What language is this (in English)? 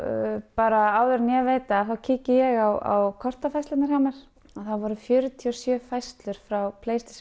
Icelandic